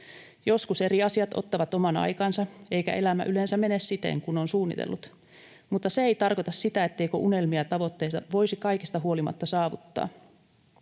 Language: Finnish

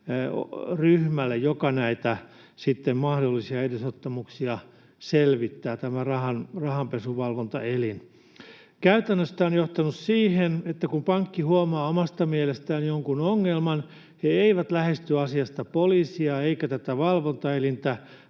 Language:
Finnish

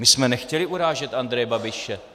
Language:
Czech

